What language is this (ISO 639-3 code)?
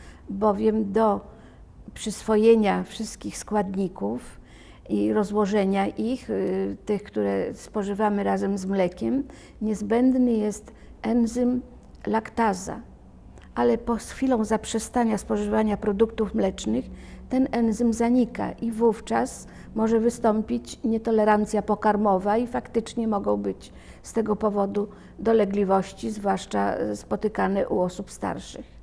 pol